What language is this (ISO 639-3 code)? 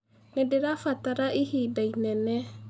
kik